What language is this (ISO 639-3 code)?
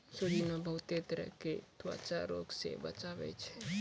mai